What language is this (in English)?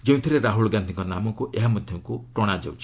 Odia